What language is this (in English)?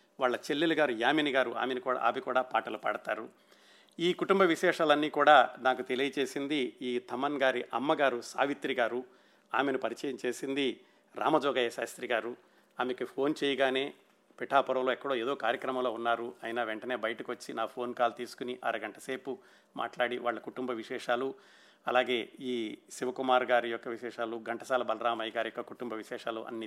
Telugu